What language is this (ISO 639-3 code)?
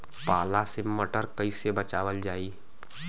bho